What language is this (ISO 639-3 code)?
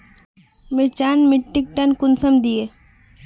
mag